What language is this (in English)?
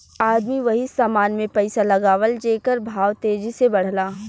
Bhojpuri